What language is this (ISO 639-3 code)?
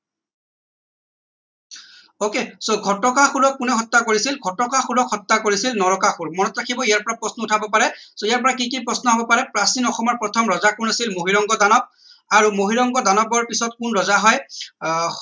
asm